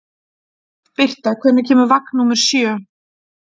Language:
Icelandic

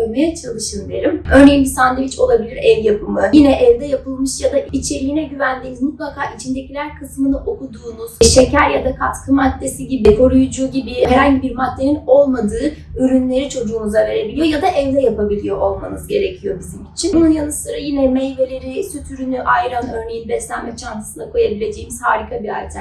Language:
Turkish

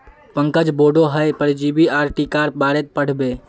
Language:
Magahi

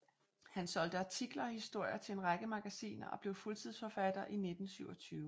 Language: Danish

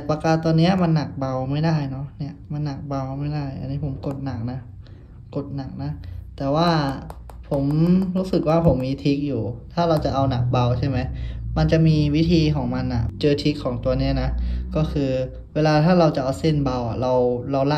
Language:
Thai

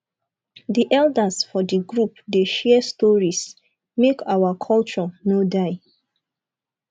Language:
Nigerian Pidgin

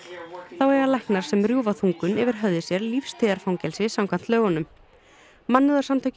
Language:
Icelandic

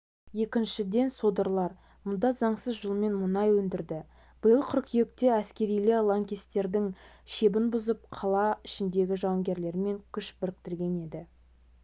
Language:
Kazakh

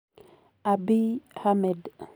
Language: Kalenjin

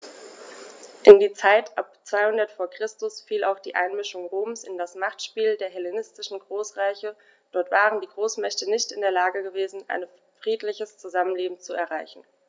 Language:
German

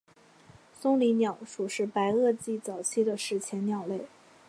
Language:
Chinese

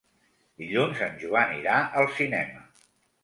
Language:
Catalan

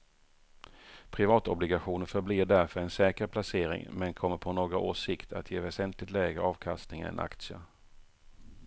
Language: Swedish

